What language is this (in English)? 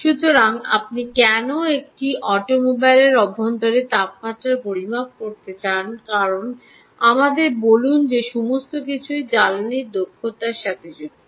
Bangla